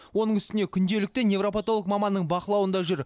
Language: Kazakh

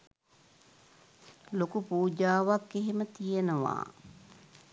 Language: Sinhala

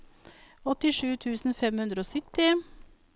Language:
Norwegian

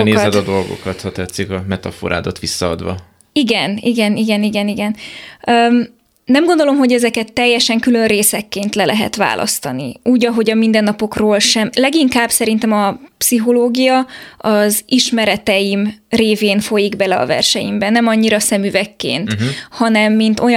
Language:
Hungarian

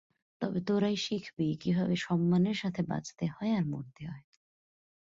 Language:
Bangla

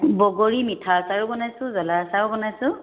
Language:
Assamese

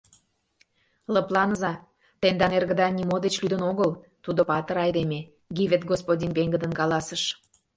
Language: Mari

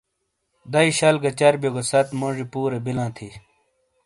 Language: Shina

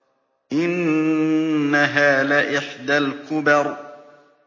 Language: Arabic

